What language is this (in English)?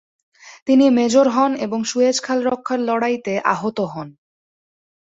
Bangla